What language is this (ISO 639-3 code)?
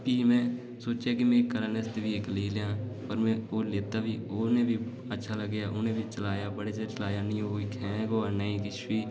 doi